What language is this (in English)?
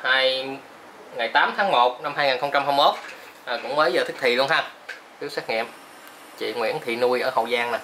Vietnamese